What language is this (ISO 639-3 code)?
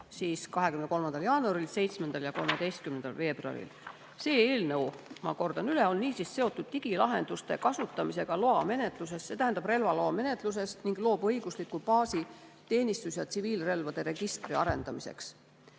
est